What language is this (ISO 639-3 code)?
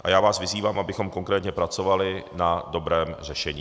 ces